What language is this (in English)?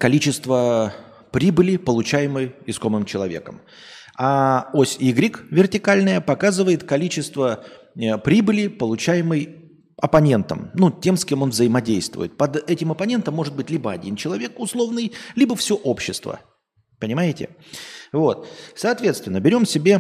Russian